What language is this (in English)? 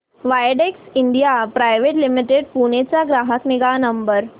Marathi